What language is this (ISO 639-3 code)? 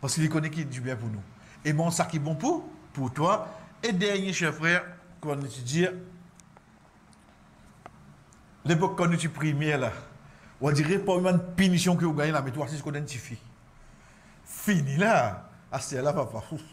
fra